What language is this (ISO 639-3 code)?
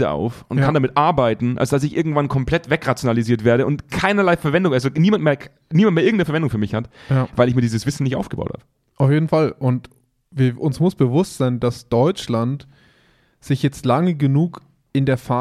deu